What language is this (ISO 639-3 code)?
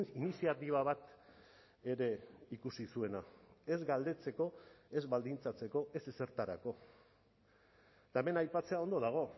eus